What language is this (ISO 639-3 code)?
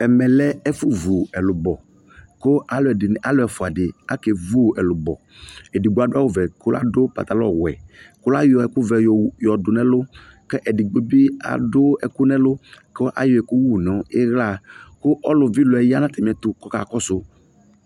kpo